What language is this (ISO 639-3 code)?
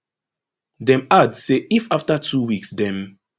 pcm